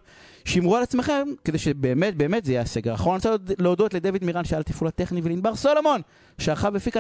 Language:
Hebrew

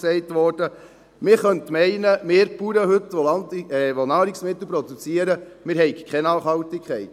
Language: Swiss German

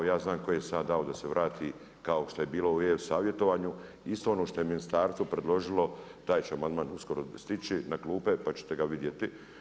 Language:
Croatian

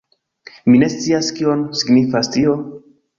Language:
Esperanto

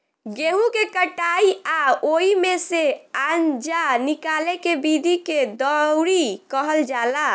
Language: Bhojpuri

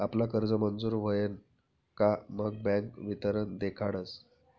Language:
Marathi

